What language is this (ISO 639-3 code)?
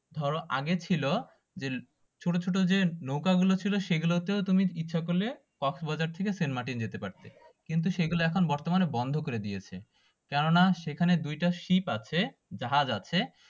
ben